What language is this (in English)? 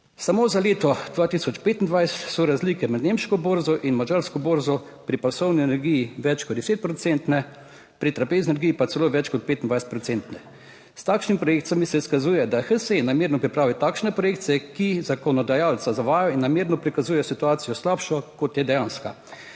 Slovenian